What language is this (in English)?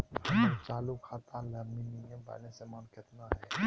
Magahi